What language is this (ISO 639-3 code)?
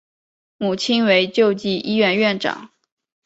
zho